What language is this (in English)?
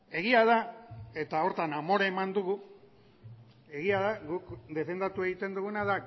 Basque